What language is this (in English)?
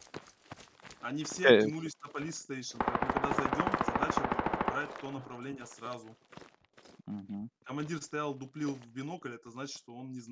Russian